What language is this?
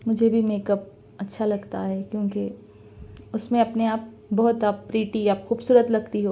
Urdu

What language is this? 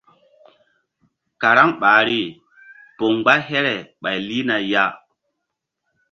Mbum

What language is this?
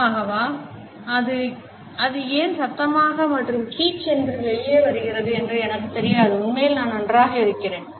Tamil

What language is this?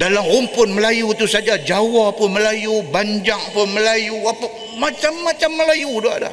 Malay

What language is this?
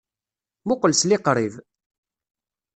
Kabyle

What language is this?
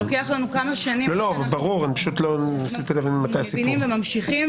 Hebrew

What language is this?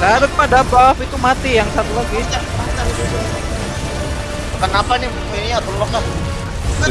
Indonesian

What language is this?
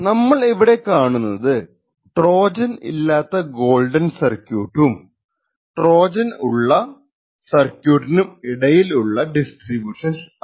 Malayalam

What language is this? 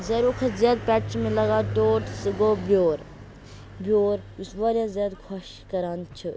Kashmiri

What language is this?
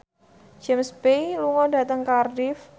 Javanese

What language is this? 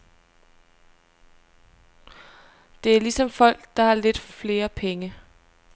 Danish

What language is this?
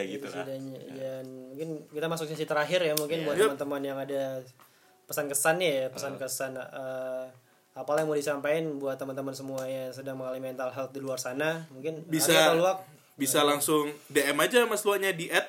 Indonesian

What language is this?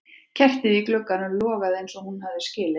Icelandic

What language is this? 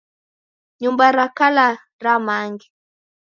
Taita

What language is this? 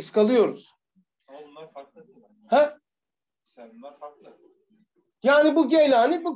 Turkish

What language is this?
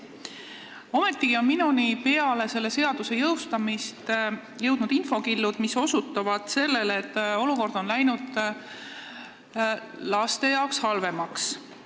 Estonian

